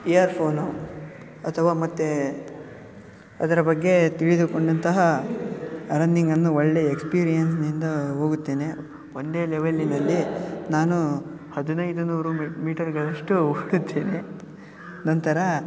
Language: Kannada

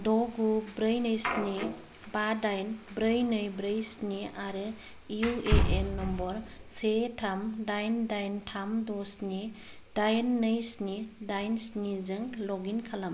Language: Bodo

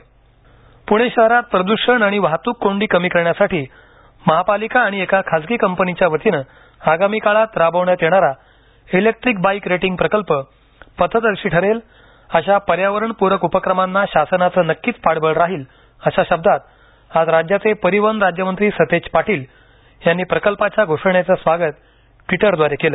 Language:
Marathi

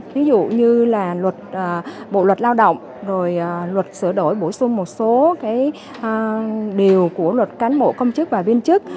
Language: Vietnamese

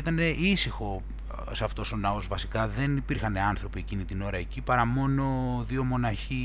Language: Greek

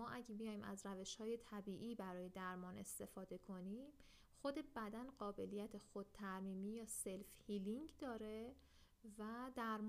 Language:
Persian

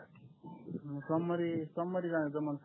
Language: Marathi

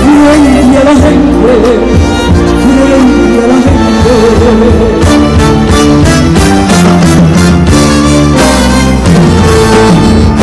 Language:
Arabic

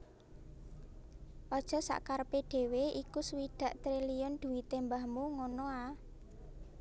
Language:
Javanese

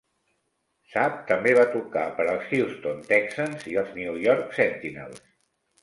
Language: Catalan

